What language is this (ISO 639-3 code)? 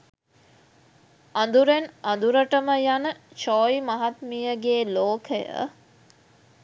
sin